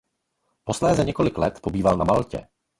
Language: Czech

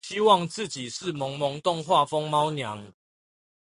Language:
Chinese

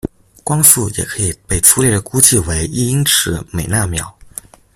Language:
Chinese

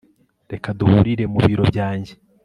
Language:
Kinyarwanda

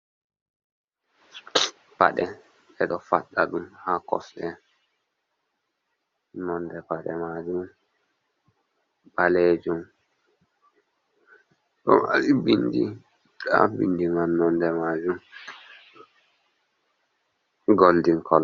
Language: Fula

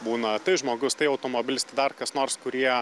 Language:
Lithuanian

